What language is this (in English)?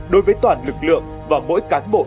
Vietnamese